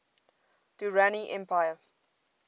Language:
English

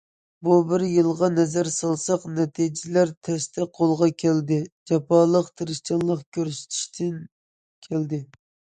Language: Uyghur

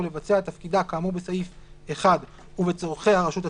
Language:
Hebrew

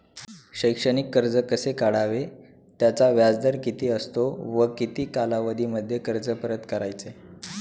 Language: Marathi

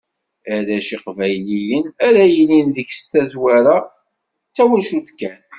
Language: Kabyle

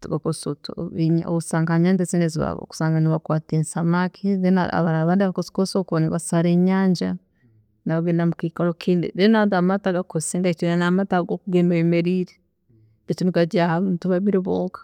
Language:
Tooro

